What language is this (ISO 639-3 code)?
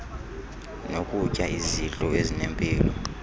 xho